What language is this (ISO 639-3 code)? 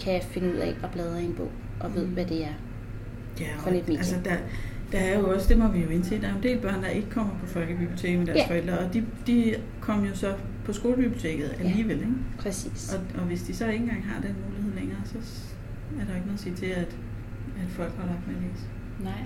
dan